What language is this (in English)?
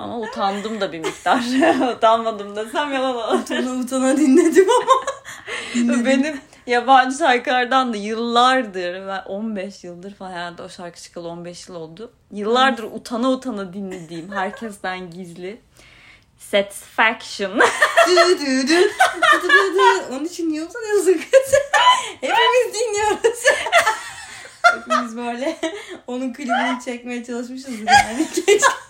Turkish